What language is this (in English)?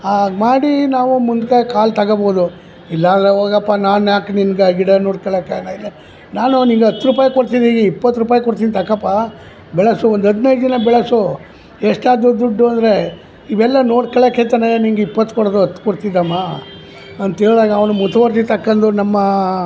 Kannada